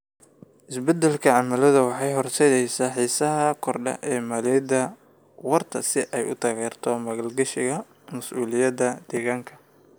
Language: Somali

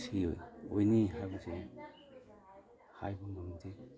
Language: Manipuri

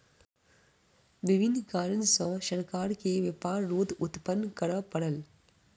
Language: Maithili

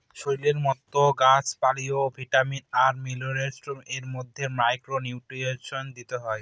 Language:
Bangla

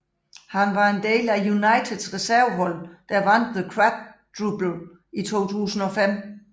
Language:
Danish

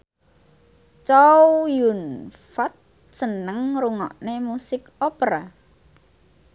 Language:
Javanese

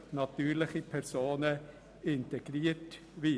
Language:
Swiss German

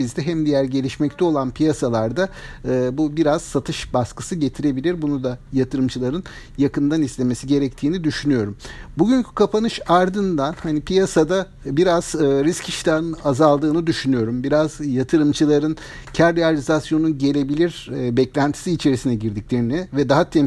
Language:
Turkish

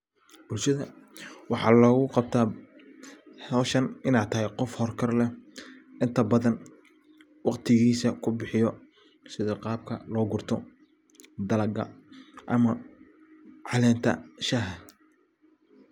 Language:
Somali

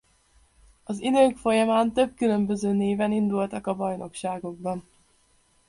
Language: Hungarian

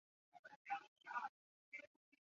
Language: Chinese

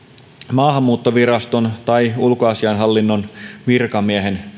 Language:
Finnish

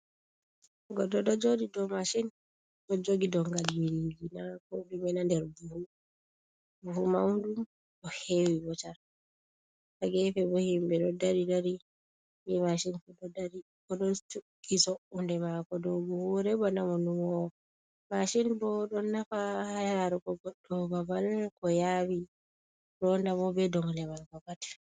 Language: Fula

